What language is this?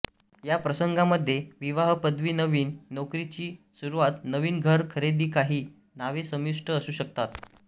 Marathi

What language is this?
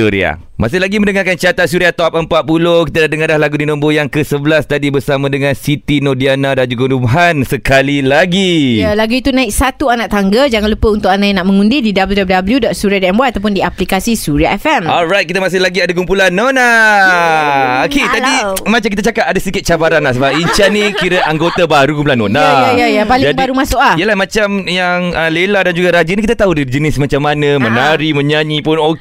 Malay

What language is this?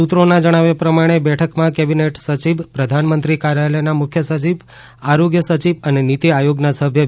Gujarati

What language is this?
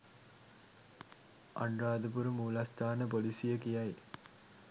Sinhala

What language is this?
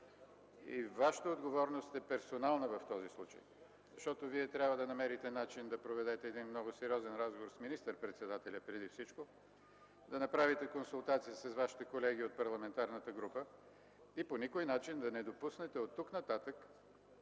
Bulgarian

